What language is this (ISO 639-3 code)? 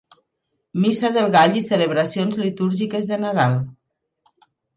cat